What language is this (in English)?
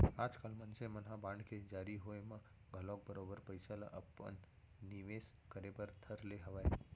Chhattisgarhi